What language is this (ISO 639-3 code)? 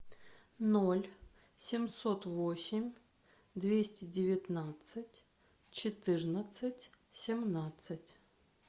rus